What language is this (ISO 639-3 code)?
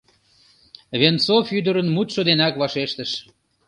chm